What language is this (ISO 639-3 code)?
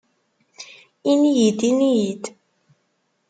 kab